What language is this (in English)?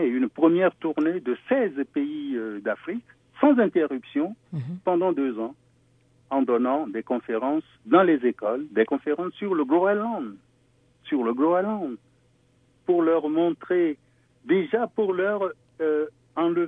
French